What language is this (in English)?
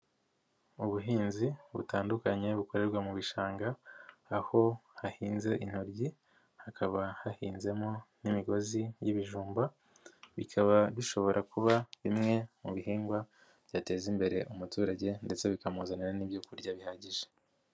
Kinyarwanda